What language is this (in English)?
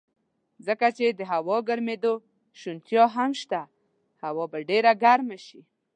Pashto